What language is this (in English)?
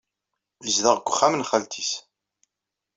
Kabyle